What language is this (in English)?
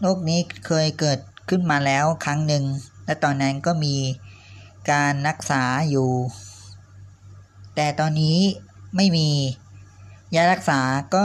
Thai